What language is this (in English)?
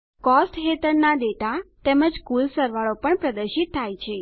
Gujarati